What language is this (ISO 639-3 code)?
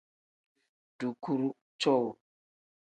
kdh